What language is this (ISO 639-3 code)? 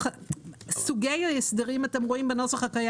heb